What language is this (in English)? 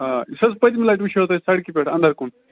Kashmiri